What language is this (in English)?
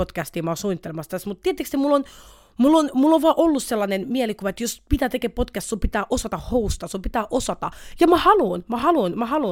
Finnish